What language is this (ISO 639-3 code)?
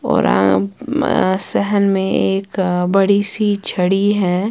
urd